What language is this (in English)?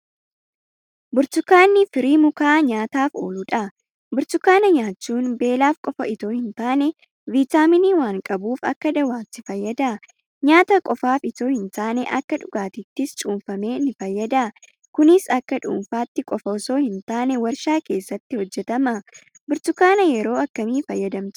Oromo